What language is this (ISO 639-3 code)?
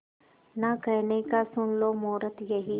hin